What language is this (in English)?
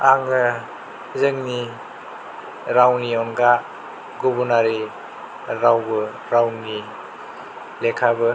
Bodo